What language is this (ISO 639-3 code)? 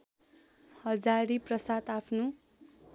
nep